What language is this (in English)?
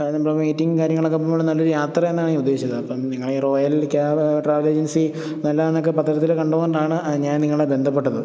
Malayalam